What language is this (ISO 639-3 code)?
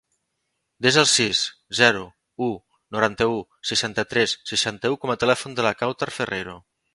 cat